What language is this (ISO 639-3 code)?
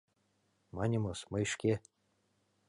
chm